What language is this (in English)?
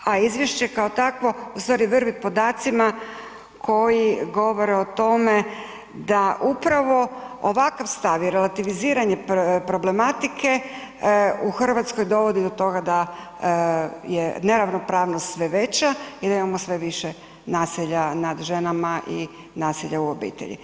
Croatian